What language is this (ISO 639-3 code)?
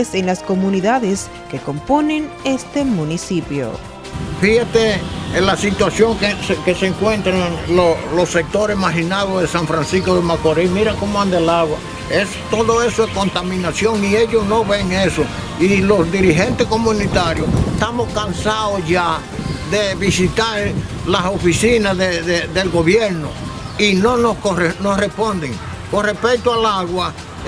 spa